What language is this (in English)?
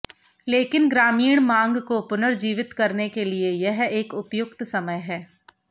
Hindi